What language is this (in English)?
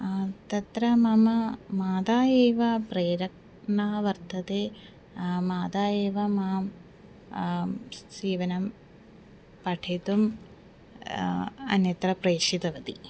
Sanskrit